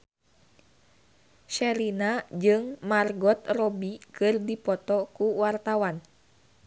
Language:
Sundanese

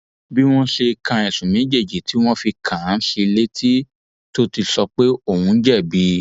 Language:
Yoruba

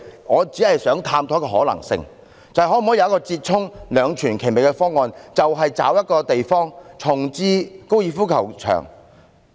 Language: Cantonese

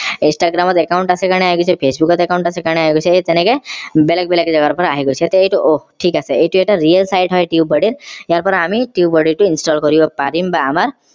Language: Assamese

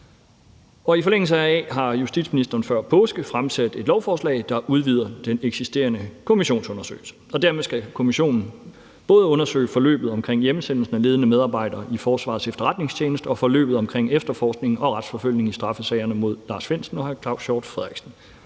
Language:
Danish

